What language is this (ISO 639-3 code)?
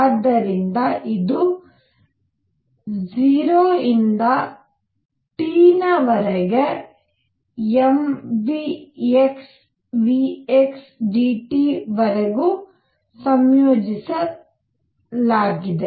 kan